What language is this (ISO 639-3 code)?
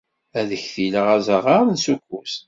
kab